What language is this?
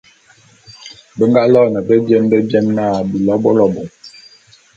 Bulu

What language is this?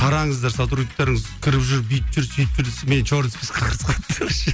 Kazakh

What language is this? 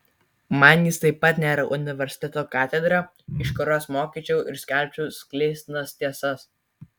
Lithuanian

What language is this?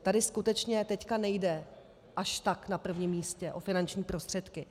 Czech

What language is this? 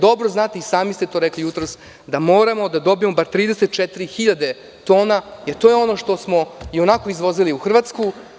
Serbian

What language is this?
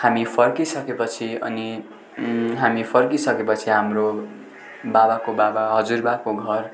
Nepali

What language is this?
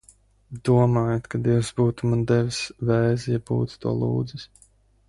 Latvian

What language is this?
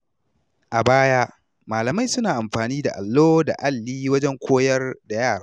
Hausa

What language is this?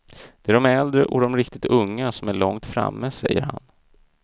Swedish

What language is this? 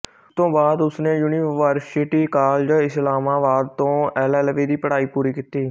Punjabi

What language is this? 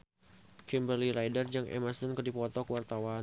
Sundanese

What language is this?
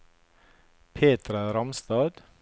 Norwegian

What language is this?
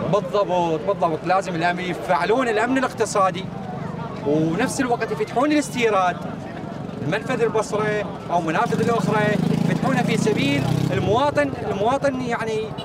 Arabic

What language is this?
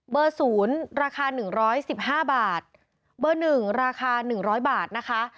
Thai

